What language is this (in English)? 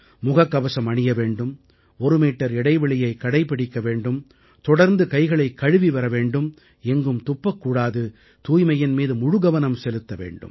Tamil